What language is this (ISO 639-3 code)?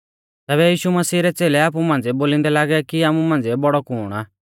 bfz